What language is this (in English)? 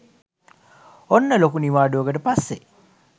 Sinhala